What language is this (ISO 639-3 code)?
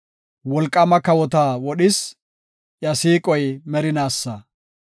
gof